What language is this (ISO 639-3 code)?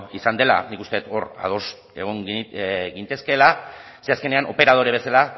eus